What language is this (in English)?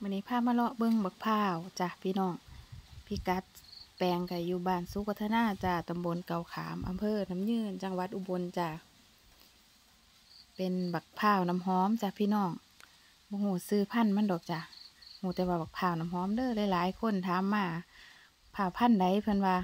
Thai